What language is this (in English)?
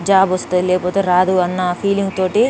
Telugu